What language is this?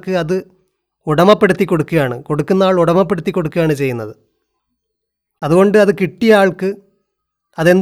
Malayalam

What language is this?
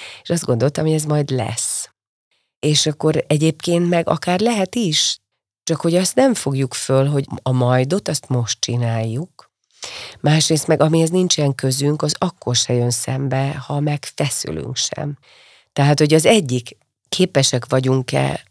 Hungarian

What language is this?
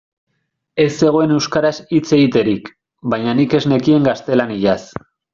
Basque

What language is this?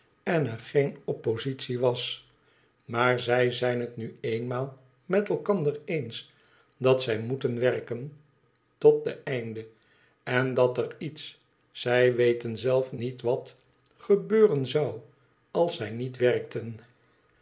Dutch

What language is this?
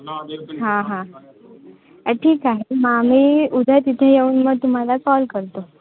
Marathi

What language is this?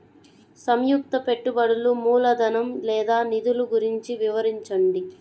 Telugu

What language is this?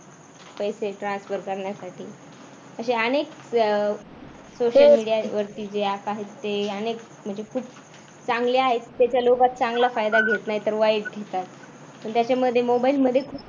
Marathi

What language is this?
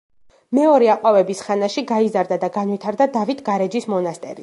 Georgian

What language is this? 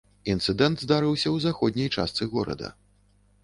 Belarusian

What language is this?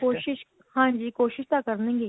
Punjabi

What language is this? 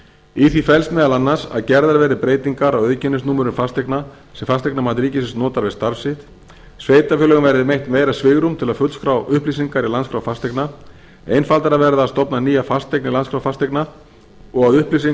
Icelandic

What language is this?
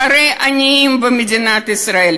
Hebrew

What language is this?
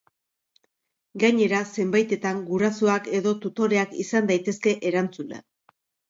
Basque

